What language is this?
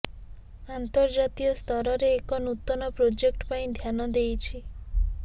Odia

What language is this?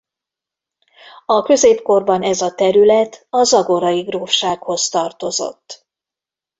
Hungarian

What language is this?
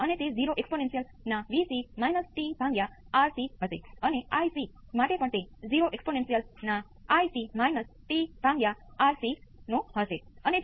Gujarati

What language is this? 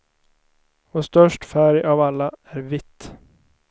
Swedish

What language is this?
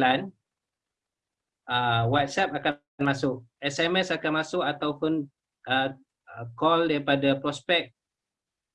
Malay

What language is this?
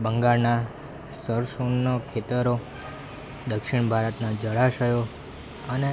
Gujarati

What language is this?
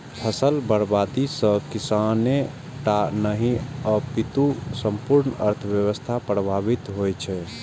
Maithili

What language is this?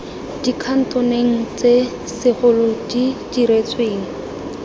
Tswana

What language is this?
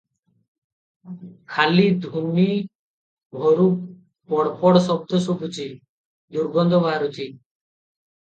Odia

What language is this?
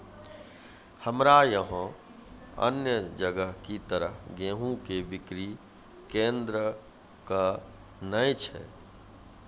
Maithili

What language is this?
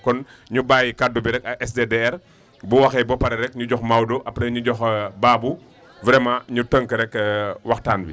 Wolof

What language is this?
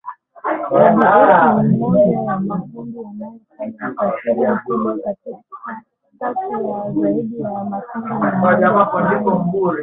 Swahili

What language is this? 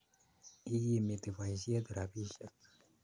Kalenjin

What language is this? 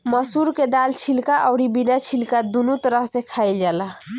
Bhojpuri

